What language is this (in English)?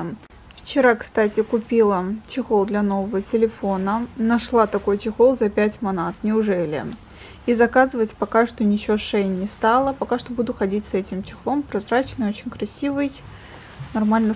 Russian